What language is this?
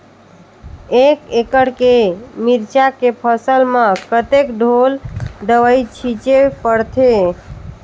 Chhattisgarhi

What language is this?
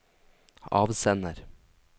Norwegian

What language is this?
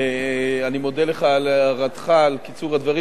Hebrew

